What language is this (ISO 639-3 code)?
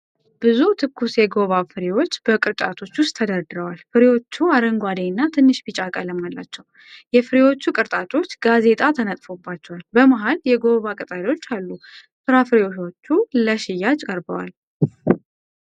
amh